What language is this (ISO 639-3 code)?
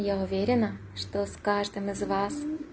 rus